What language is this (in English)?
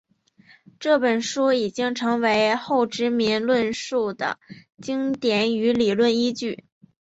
Chinese